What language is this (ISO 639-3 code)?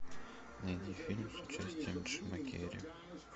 rus